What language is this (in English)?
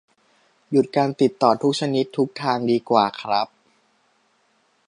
Thai